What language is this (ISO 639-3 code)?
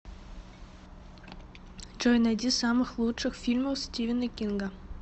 rus